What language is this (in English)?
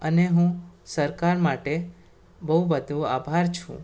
Gujarati